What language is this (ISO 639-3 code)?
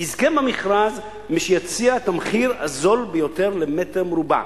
heb